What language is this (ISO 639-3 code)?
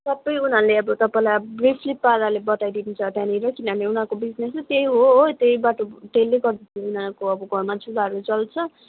nep